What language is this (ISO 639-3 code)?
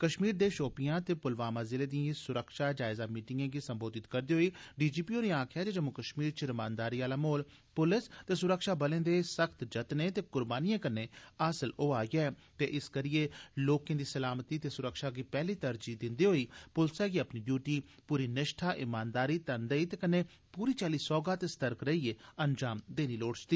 doi